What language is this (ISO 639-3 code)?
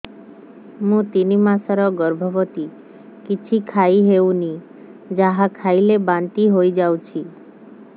ori